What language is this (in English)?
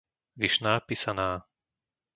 Slovak